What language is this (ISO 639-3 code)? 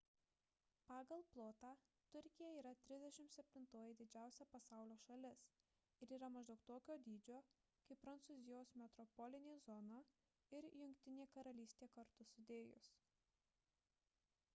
lit